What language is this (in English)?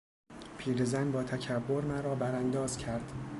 Persian